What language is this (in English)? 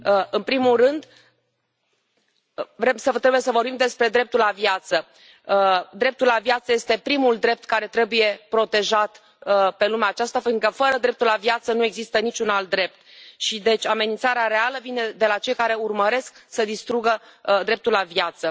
Romanian